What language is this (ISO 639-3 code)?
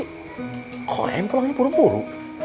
ind